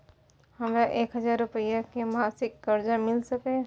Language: Maithili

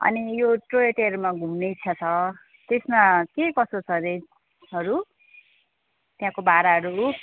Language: Nepali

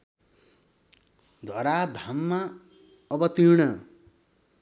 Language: Nepali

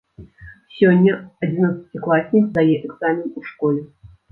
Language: Belarusian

